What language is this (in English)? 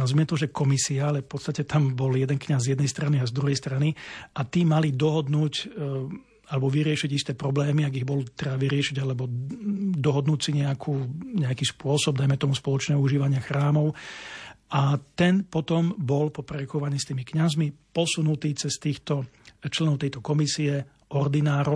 Slovak